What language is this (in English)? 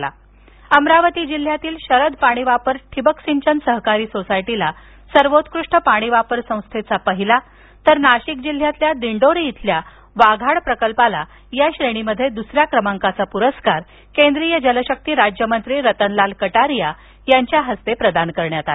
Marathi